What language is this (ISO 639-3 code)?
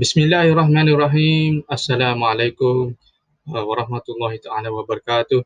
msa